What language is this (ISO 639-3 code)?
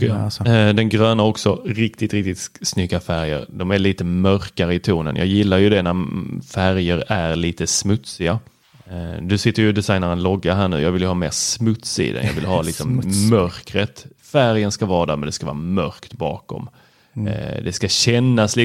swe